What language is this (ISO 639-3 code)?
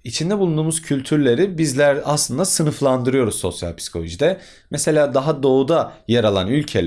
tur